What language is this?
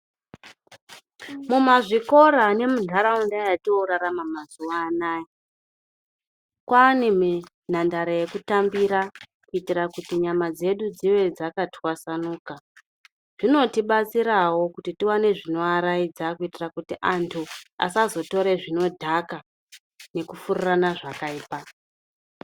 Ndau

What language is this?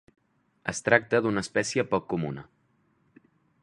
Catalan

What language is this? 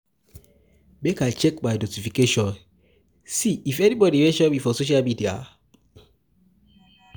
Nigerian Pidgin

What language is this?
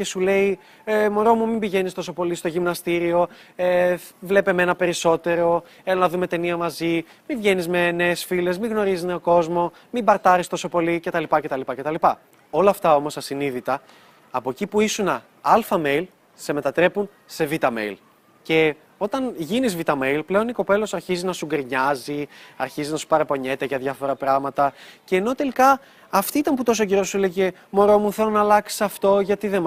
Greek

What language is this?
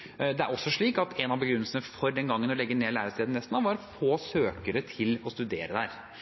Norwegian Bokmål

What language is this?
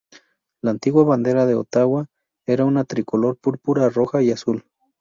Spanish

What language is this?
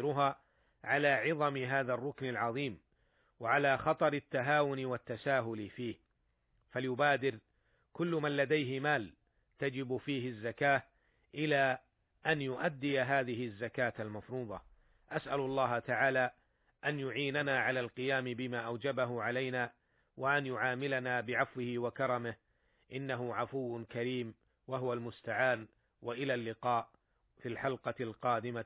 Arabic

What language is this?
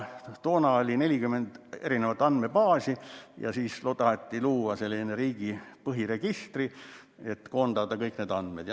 Estonian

